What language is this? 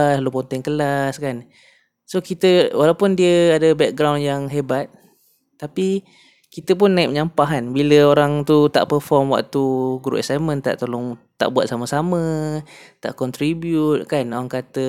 Malay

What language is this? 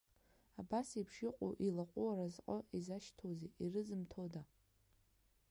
Abkhazian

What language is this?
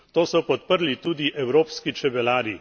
Slovenian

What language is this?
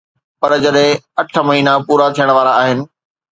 Sindhi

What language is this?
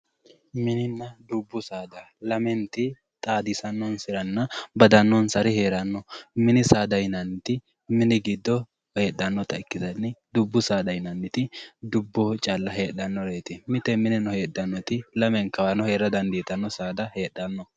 Sidamo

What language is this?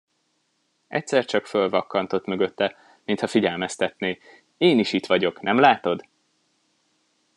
Hungarian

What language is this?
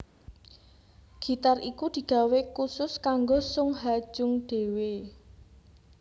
Javanese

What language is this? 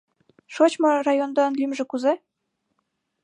Mari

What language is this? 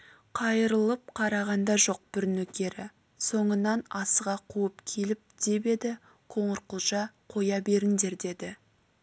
Kazakh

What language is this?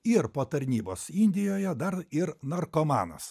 Lithuanian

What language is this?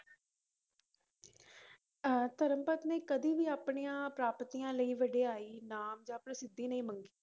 Punjabi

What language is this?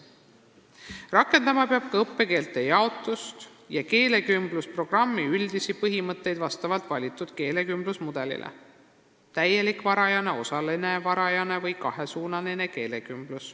Estonian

